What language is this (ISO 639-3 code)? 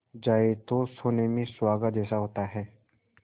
hin